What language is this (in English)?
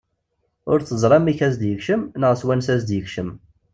Kabyle